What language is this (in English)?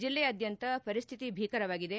Kannada